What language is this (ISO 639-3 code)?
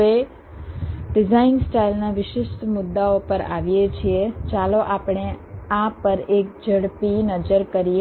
guj